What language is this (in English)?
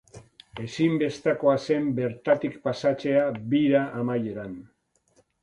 Basque